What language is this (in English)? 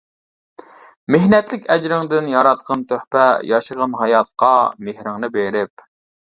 Uyghur